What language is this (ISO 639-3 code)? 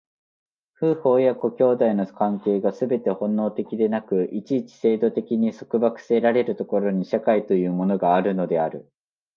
jpn